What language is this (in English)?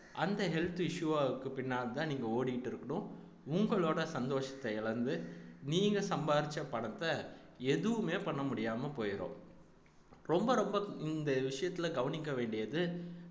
Tamil